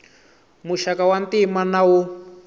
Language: Tsonga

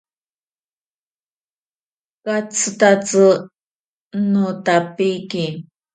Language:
Ashéninka Perené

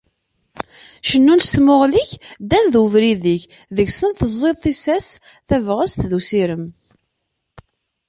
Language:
Kabyle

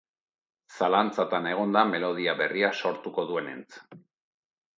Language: Basque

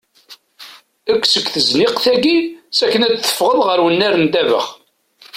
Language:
Kabyle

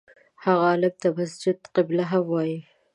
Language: Pashto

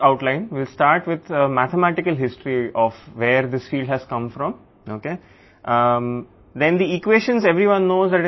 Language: Telugu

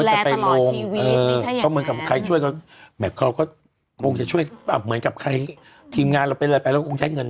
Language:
Thai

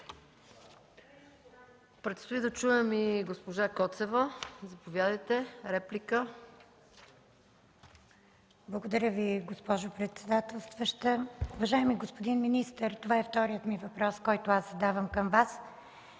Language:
Bulgarian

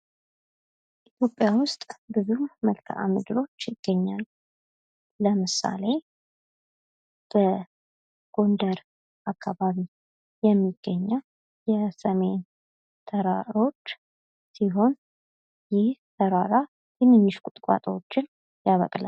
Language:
Amharic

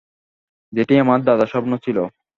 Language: Bangla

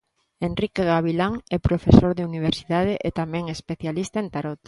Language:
Galician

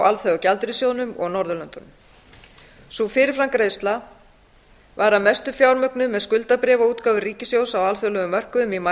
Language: Icelandic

